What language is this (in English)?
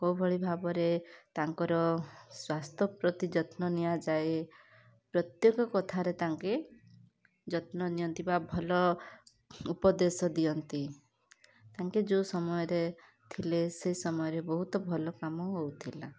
Odia